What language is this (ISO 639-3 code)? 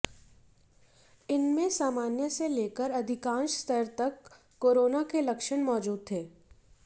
hin